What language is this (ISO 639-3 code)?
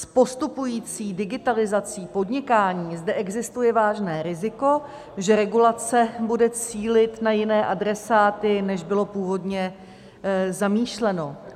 ces